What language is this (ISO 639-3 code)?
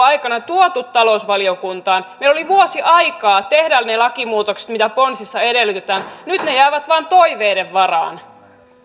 fin